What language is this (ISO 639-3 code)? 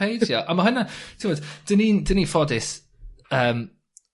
cym